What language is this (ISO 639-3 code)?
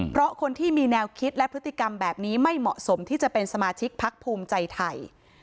tha